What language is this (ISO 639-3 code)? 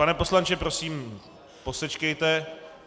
ces